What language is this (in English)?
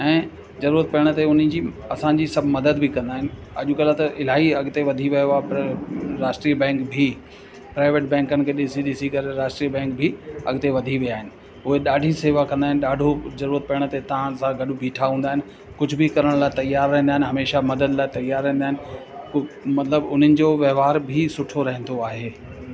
Sindhi